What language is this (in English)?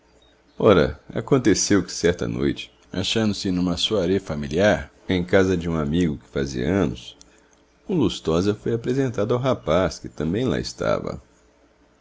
Portuguese